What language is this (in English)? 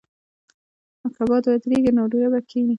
Pashto